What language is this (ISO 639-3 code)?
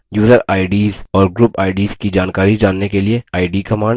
hin